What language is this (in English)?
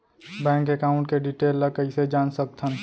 Chhattisgarhi